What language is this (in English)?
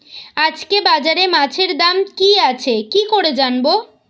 Bangla